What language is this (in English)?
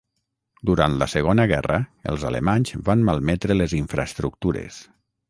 Catalan